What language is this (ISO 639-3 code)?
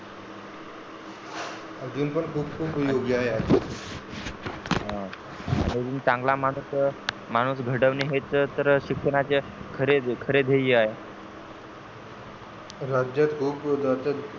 mar